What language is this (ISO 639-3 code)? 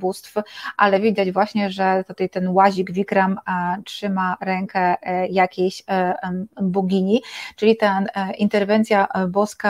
pol